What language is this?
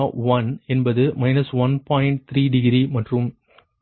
Tamil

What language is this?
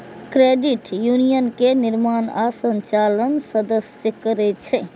Maithili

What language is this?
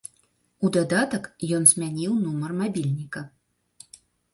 Belarusian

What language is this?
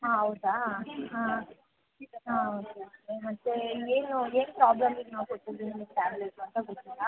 Kannada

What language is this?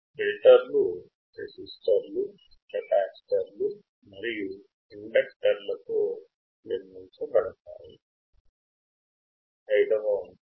Telugu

